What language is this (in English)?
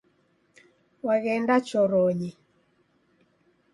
Taita